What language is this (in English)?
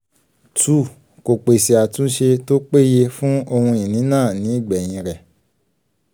Yoruba